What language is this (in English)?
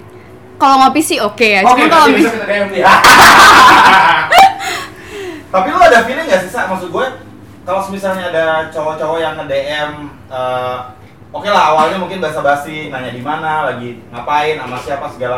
Indonesian